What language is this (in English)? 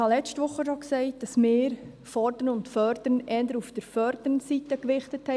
Swiss German